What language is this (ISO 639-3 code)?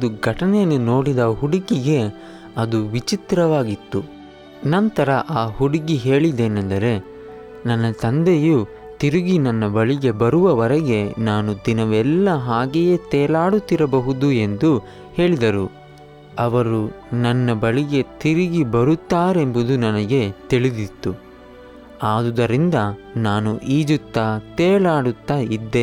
kan